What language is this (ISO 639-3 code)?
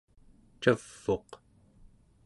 esu